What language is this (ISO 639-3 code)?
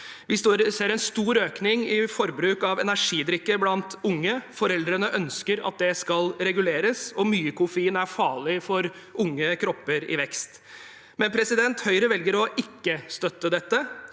nor